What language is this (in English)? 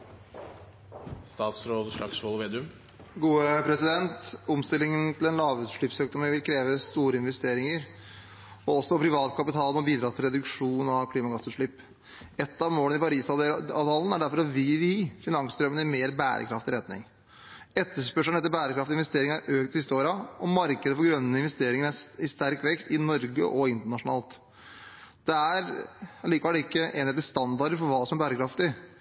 Norwegian Bokmål